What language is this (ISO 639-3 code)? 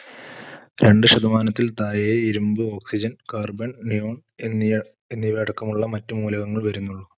mal